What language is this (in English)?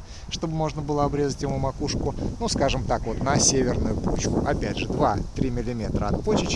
Russian